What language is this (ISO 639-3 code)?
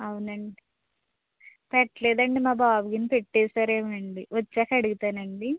tel